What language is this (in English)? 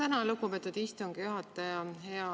Estonian